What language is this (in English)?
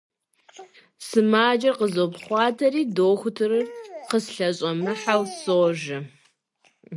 Kabardian